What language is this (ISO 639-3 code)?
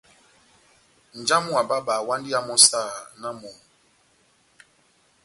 bnm